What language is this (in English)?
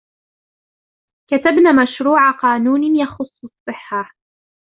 Arabic